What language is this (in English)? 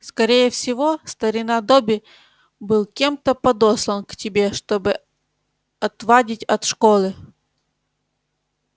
Russian